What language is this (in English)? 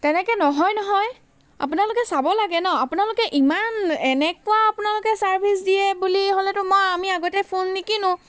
Assamese